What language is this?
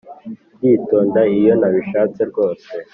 Kinyarwanda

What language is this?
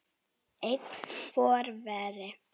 Icelandic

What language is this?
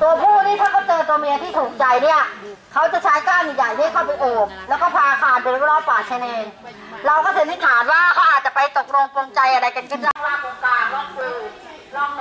Thai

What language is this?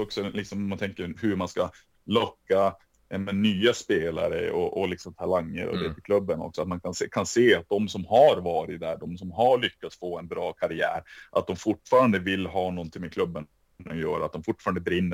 Swedish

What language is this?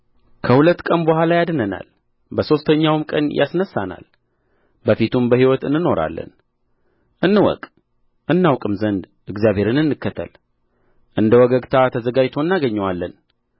Amharic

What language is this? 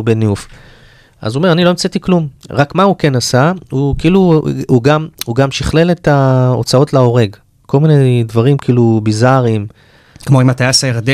Hebrew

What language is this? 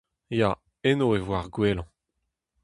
Breton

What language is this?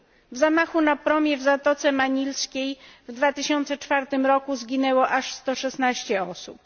Polish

